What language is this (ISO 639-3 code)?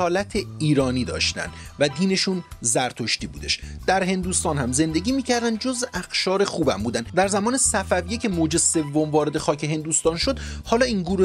fas